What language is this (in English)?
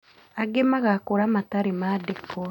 Kikuyu